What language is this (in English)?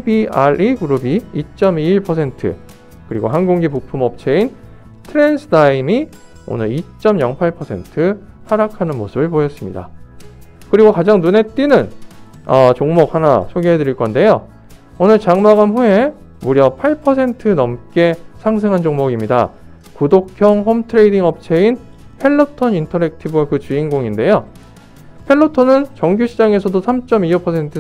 Korean